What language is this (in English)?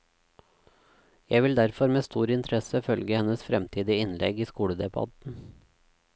Norwegian